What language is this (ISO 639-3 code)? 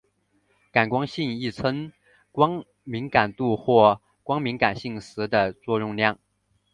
zho